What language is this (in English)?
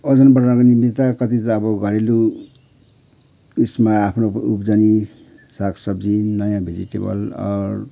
Nepali